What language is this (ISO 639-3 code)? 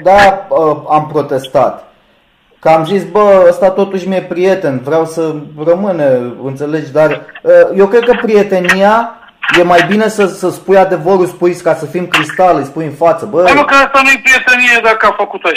ron